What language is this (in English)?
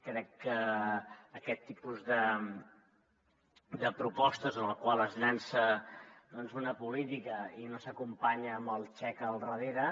Catalan